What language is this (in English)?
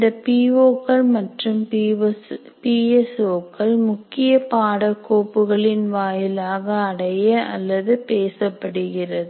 Tamil